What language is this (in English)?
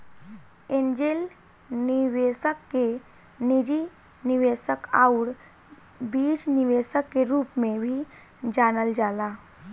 Bhojpuri